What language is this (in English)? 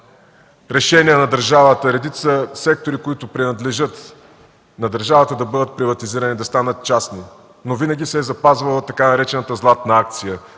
Bulgarian